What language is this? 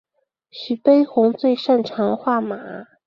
Chinese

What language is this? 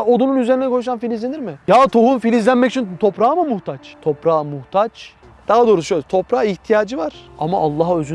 Turkish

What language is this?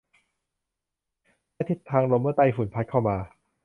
Thai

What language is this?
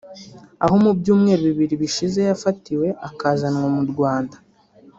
Kinyarwanda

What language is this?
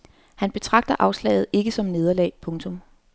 Danish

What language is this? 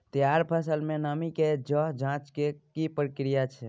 Maithili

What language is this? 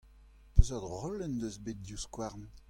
Breton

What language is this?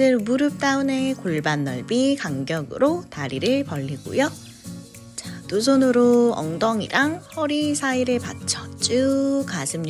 Korean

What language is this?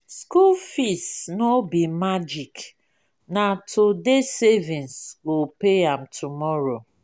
Nigerian Pidgin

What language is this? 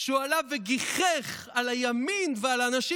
Hebrew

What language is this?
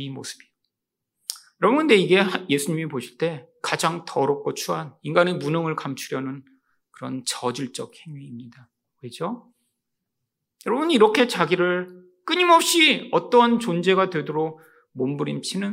Korean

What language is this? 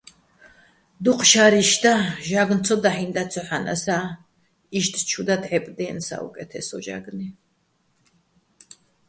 Bats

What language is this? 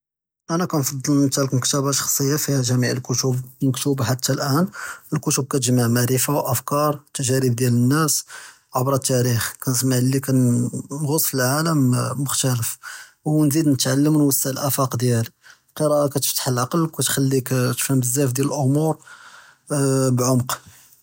Judeo-Arabic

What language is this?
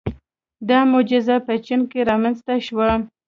Pashto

